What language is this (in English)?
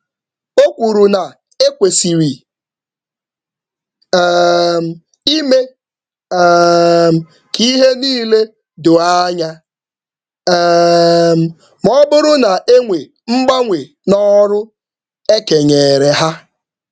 Igbo